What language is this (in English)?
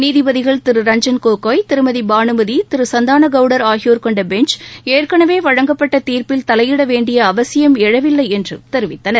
Tamil